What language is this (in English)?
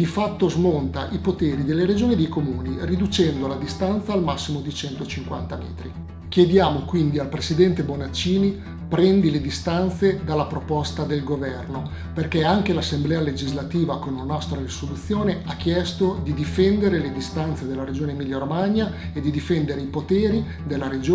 Italian